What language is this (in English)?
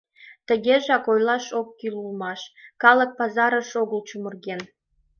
Mari